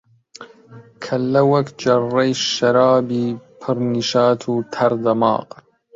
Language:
Central Kurdish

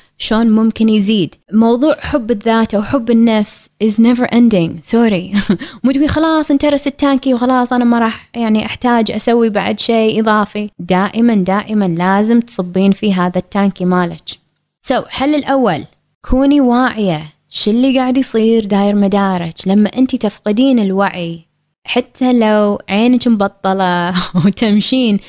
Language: Arabic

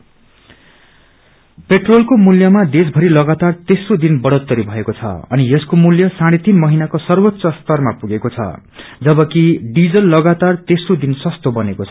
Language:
Nepali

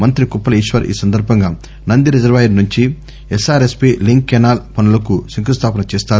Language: Telugu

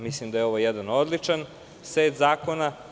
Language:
Serbian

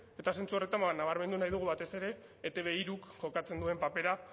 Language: Basque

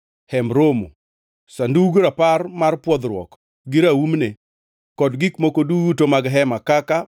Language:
Luo (Kenya and Tanzania)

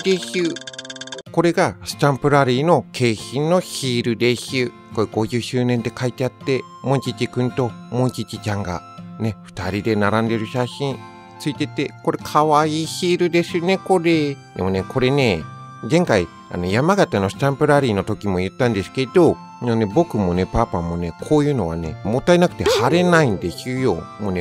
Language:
Japanese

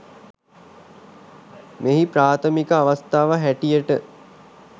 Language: Sinhala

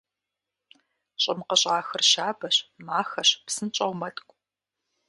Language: Kabardian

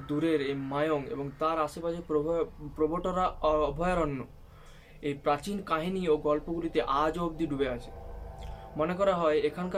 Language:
Bangla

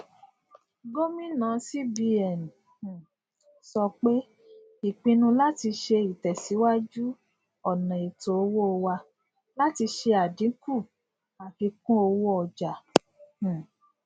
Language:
Yoruba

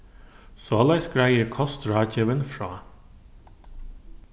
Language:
Faroese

